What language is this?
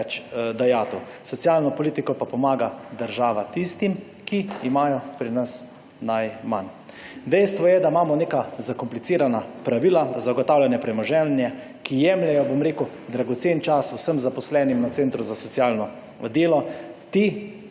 Slovenian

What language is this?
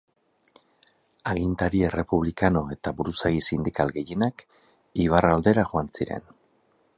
Basque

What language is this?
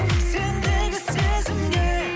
Kazakh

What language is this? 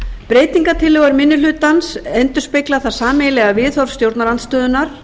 Icelandic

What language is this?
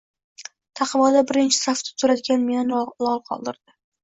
Uzbek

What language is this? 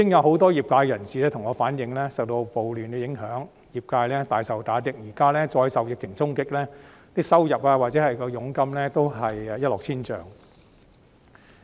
Cantonese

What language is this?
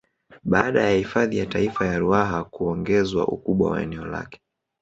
Swahili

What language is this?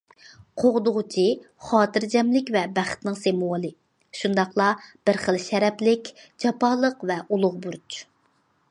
Uyghur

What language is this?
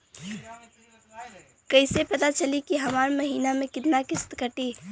Bhojpuri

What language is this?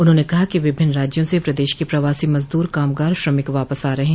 Hindi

